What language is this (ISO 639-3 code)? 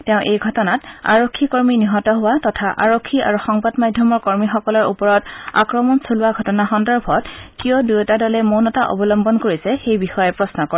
asm